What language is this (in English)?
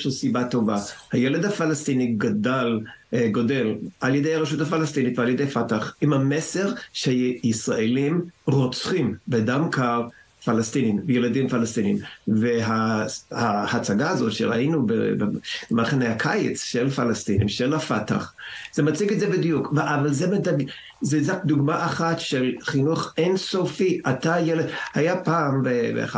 Hebrew